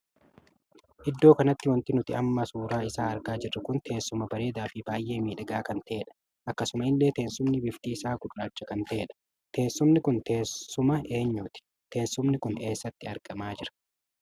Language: Oromo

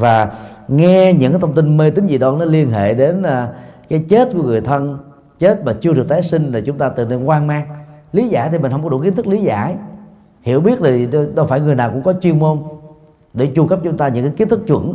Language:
Vietnamese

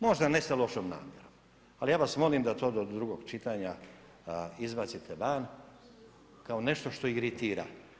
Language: Croatian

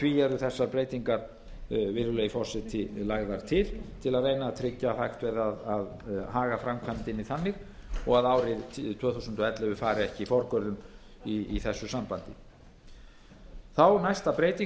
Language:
Icelandic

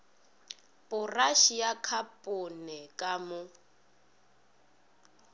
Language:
Northern Sotho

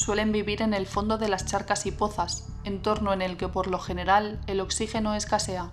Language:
Spanish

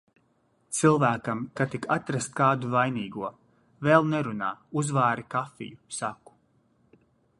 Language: Latvian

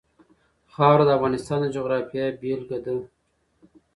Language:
Pashto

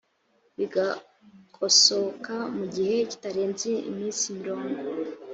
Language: Kinyarwanda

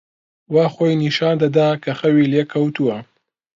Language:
Central Kurdish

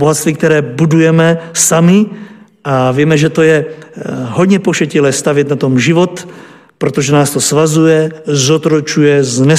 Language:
Czech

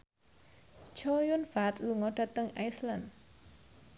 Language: Javanese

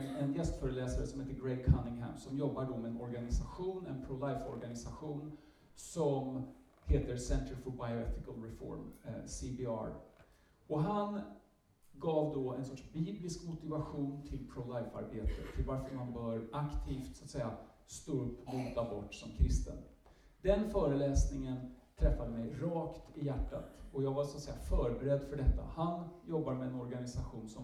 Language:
Swedish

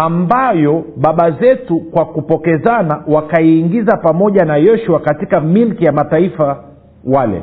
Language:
Swahili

